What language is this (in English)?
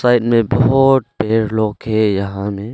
Hindi